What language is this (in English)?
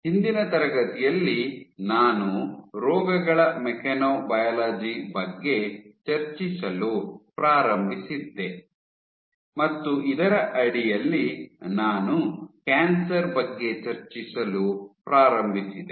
Kannada